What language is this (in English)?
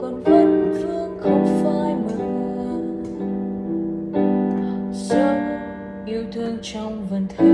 Vietnamese